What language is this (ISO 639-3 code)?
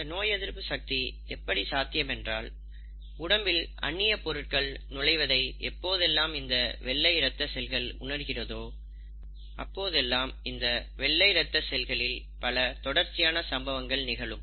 tam